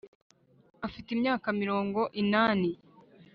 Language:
Kinyarwanda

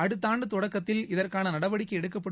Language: Tamil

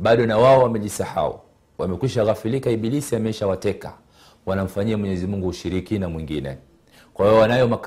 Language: Swahili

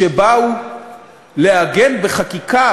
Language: Hebrew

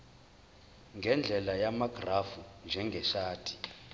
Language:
Zulu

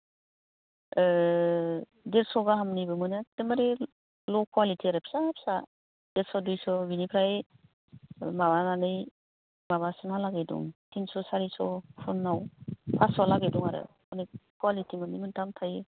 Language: Bodo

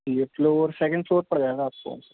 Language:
Urdu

